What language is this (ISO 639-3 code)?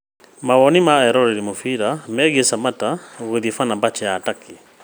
kik